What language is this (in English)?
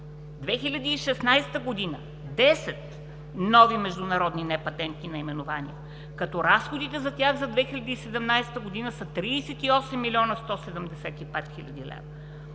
Bulgarian